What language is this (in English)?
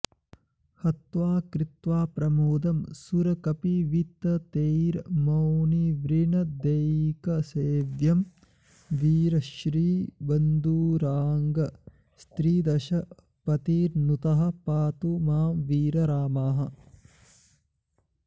Sanskrit